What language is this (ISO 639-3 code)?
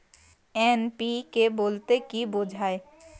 ben